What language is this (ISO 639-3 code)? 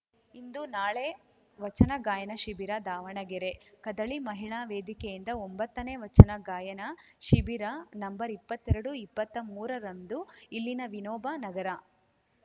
kan